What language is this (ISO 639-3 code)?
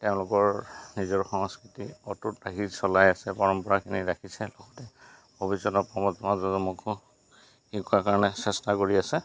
asm